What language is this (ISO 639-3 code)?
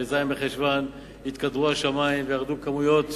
heb